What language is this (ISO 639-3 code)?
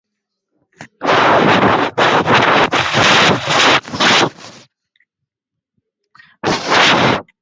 swa